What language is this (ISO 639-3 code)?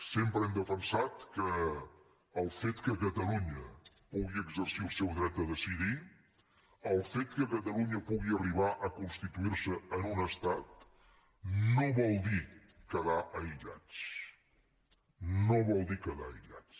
cat